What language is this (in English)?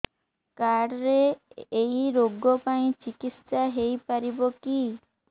Odia